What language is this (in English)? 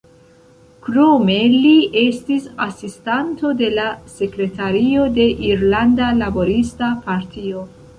Esperanto